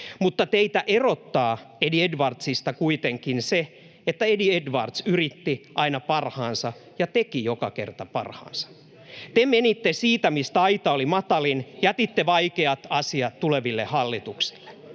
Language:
Finnish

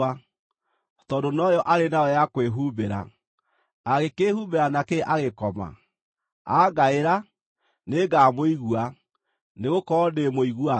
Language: Kikuyu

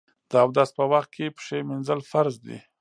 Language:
Pashto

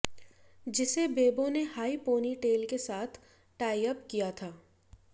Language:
Hindi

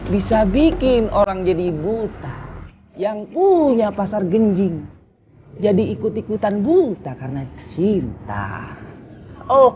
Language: Indonesian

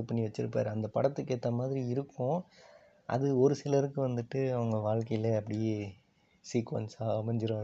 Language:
Tamil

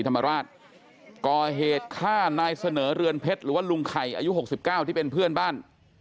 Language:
Thai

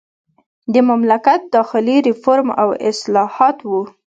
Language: Pashto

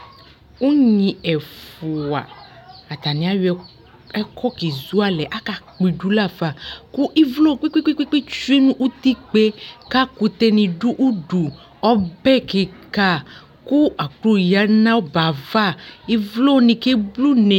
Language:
Ikposo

